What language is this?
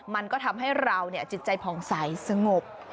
Thai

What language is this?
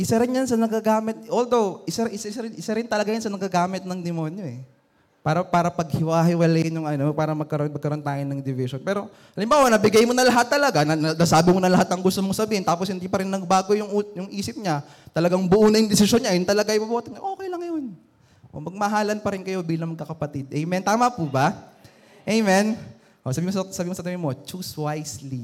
Filipino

